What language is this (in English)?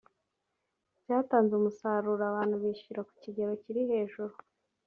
Kinyarwanda